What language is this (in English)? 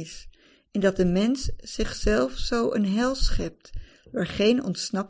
Dutch